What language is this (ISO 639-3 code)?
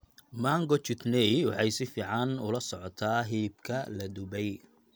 som